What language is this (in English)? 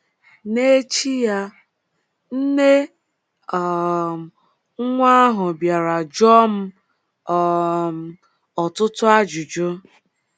Igbo